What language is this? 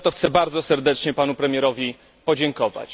Polish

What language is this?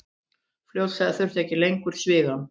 Icelandic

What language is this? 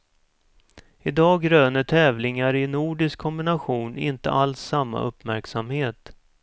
Swedish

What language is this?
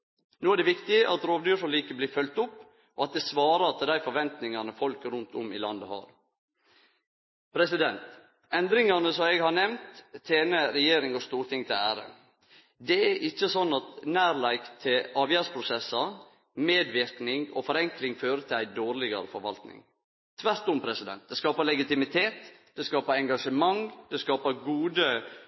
Norwegian Nynorsk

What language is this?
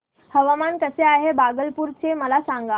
Marathi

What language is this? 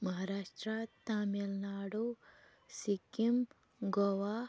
Kashmiri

